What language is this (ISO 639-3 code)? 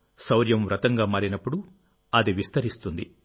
tel